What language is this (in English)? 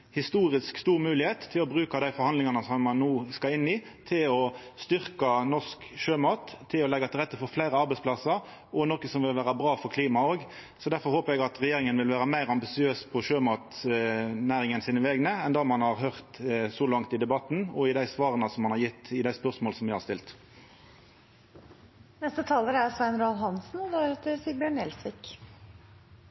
Norwegian